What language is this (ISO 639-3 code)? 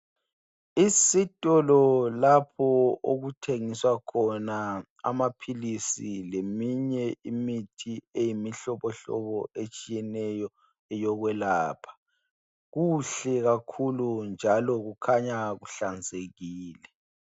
nde